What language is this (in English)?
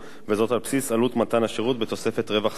Hebrew